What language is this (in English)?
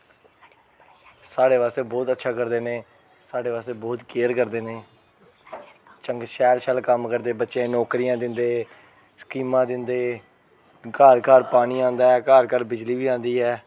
Dogri